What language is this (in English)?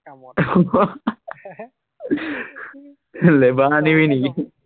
Assamese